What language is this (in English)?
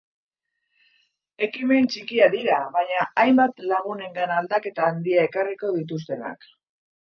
Basque